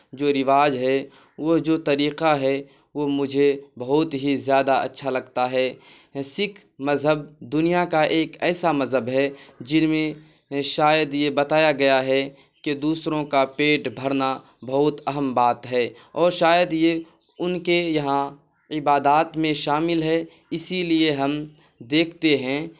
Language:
Urdu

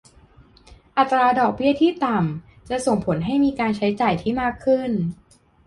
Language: Thai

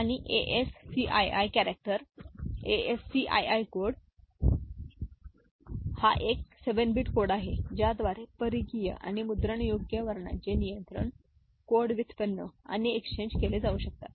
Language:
Marathi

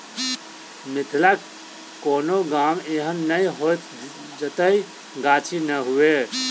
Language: Maithili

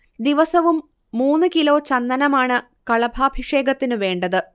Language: Malayalam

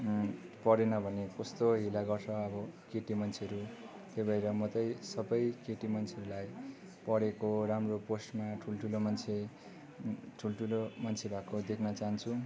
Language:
Nepali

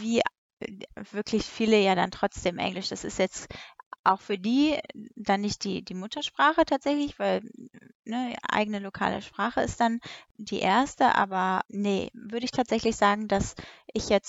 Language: German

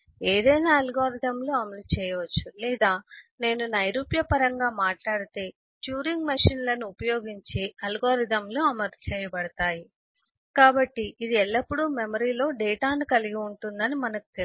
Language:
Telugu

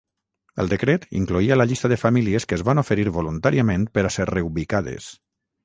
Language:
Catalan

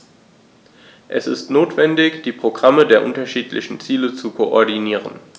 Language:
German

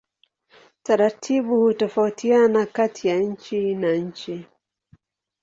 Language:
Swahili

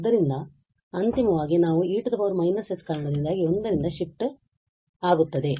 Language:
Kannada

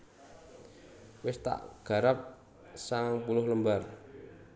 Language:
Javanese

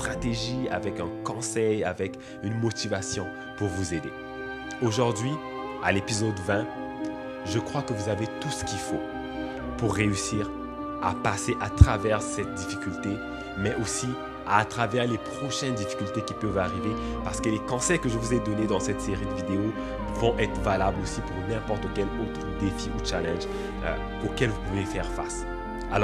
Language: French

